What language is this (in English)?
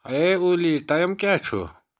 Kashmiri